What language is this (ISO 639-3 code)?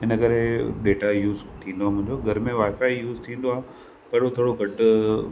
snd